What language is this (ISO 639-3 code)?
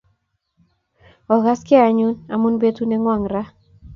kln